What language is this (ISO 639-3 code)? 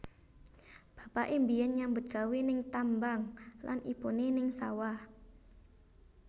jav